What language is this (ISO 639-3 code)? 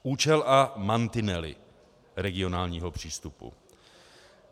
ces